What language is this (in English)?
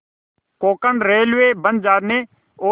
Hindi